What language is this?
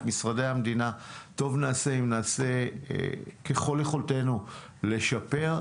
Hebrew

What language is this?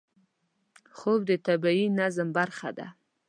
Pashto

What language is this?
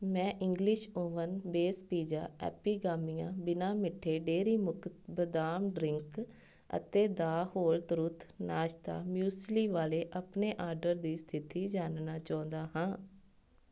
Punjabi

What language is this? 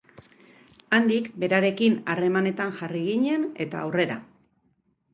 Basque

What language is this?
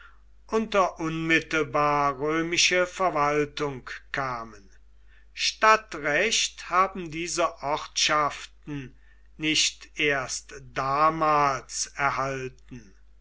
German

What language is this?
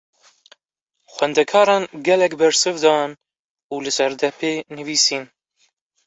Kurdish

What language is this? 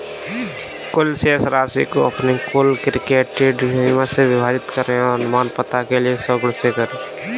Hindi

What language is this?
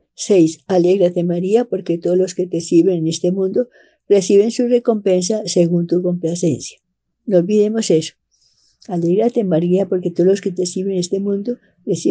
Spanish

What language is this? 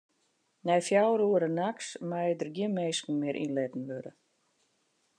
Western Frisian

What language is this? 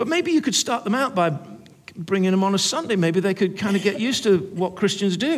English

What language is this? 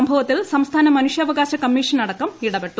Malayalam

